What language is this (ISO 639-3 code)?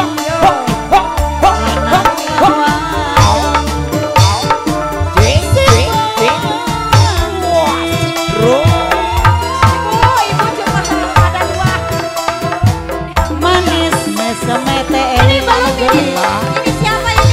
ind